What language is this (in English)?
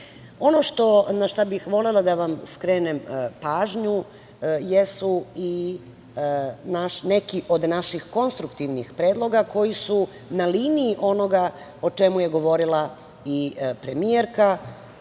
Serbian